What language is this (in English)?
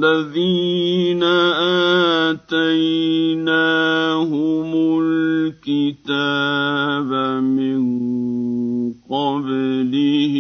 Arabic